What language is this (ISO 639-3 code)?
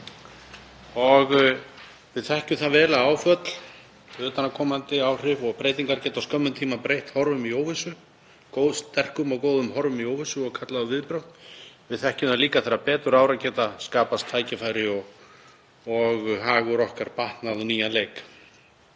isl